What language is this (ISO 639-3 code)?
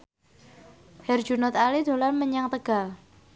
jav